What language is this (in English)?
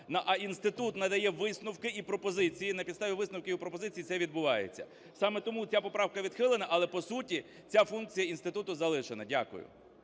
Ukrainian